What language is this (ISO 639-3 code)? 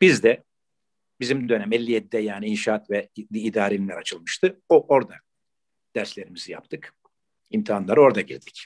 tur